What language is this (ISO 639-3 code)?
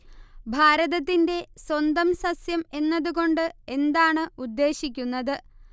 mal